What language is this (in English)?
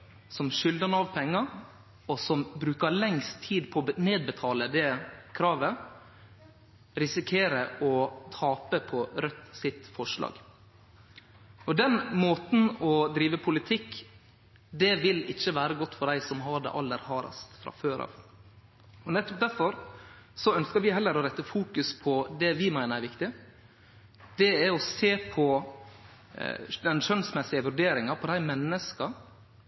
Norwegian Nynorsk